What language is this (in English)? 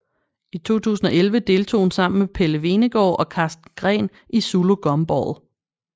Danish